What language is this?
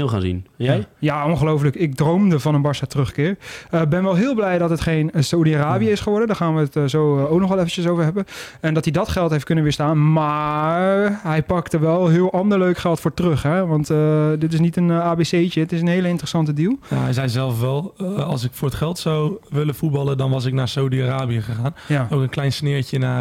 Dutch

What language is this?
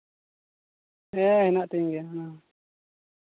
Santali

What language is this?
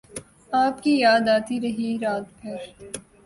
Urdu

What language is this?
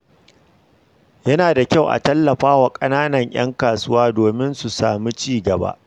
Hausa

